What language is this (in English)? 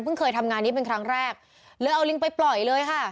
Thai